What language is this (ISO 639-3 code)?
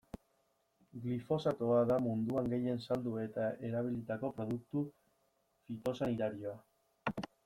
eus